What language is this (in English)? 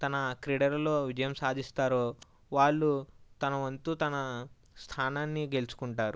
Telugu